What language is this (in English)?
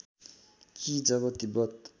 Nepali